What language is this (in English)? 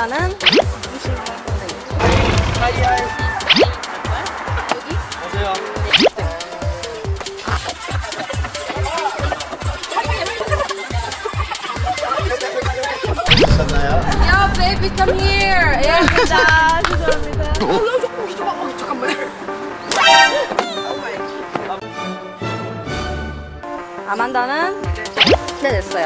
Korean